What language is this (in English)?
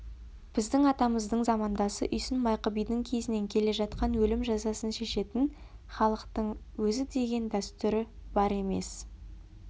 Kazakh